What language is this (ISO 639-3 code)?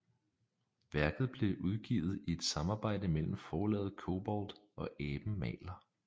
dan